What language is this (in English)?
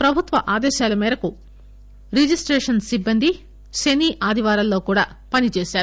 Telugu